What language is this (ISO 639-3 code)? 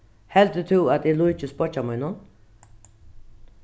fao